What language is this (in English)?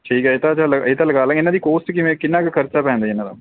Punjabi